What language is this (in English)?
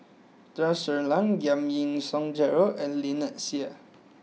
English